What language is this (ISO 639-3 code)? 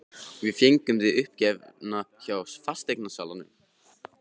isl